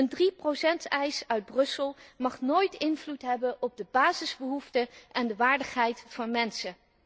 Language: Dutch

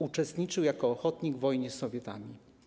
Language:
Polish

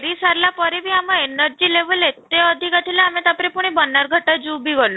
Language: Odia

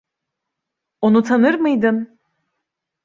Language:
Turkish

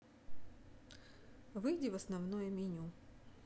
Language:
Russian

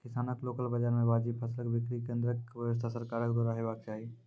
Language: Maithili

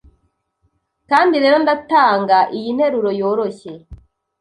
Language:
Kinyarwanda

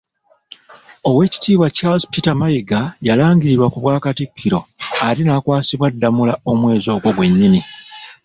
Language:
Ganda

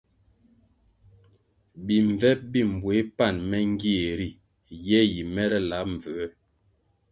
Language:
Kwasio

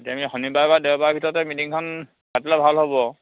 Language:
Assamese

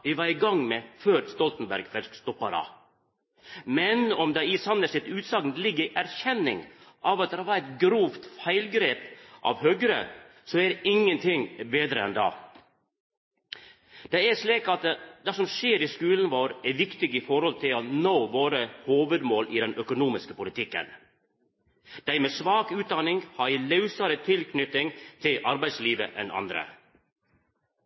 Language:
Norwegian Nynorsk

